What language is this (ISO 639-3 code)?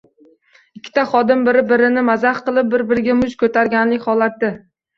uzb